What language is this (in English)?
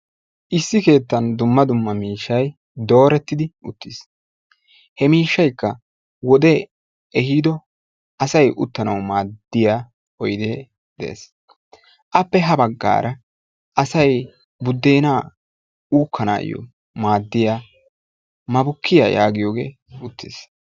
Wolaytta